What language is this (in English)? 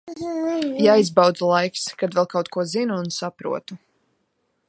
Latvian